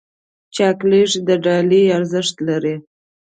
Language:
Pashto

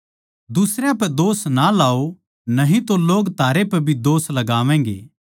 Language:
Haryanvi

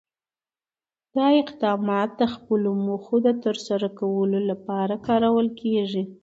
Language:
Pashto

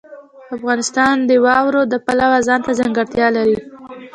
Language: Pashto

